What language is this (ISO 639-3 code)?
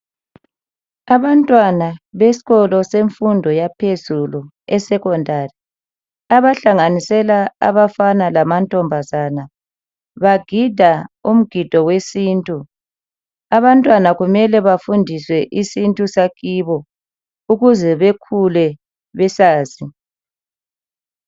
nde